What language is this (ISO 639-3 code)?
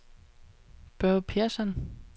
dan